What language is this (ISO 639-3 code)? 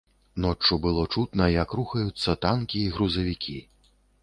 bel